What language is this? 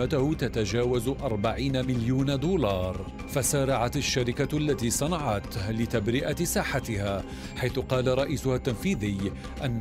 Arabic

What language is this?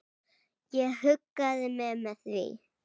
Icelandic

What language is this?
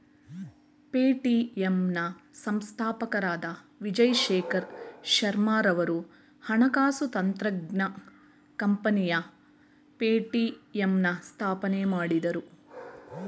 Kannada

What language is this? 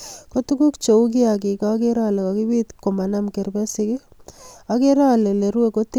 Kalenjin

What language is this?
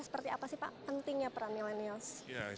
Indonesian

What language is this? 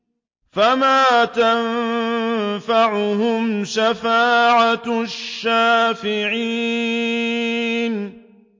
Arabic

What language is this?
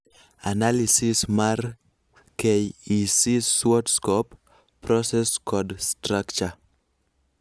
Luo (Kenya and Tanzania)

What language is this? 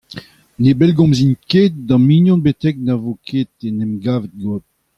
Breton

